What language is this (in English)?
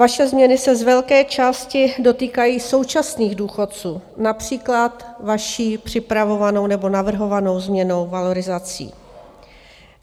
Czech